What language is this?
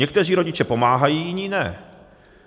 Czech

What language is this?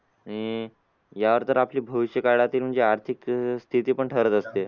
Marathi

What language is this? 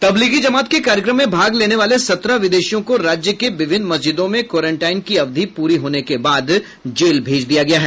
Hindi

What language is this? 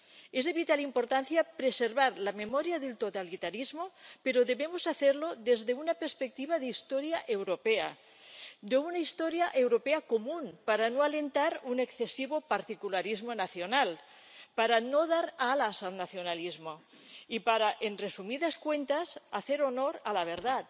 Spanish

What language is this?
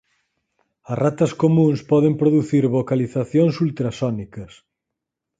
Galician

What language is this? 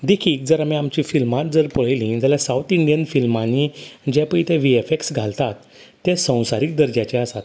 Konkani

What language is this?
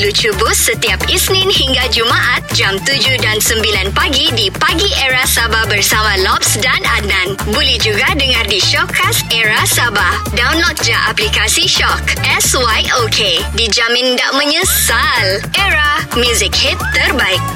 Malay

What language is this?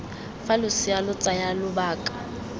Tswana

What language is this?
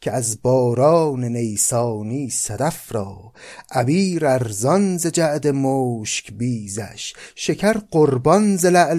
Persian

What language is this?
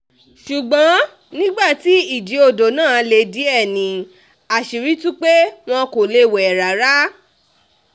Yoruba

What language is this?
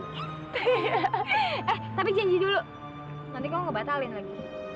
Indonesian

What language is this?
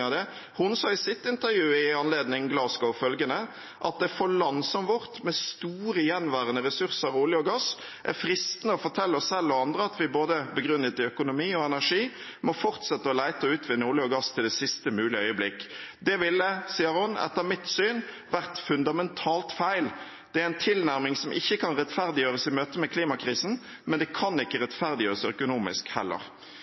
Norwegian Bokmål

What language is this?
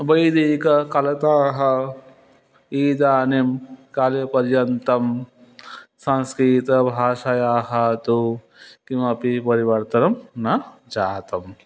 Sanskrit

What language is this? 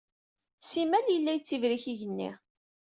Kabyle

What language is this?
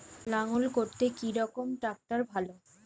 Bangla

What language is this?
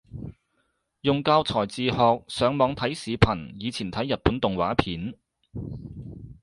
Cantonese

